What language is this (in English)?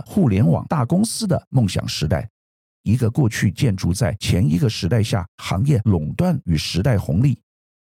Chinese